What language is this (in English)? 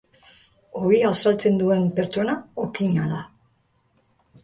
Basque